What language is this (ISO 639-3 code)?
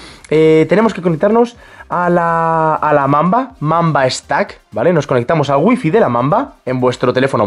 spa